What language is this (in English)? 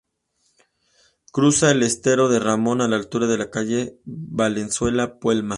Spanish